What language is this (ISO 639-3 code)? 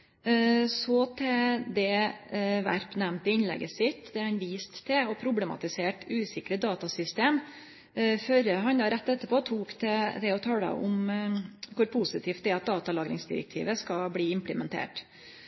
nno